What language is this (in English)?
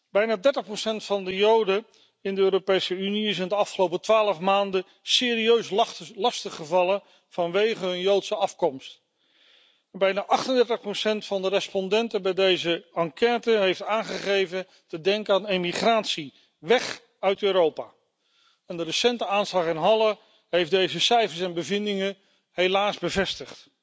Dutch